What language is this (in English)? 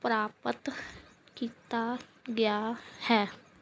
Punjabi